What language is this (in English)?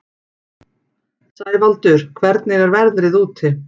Icelandic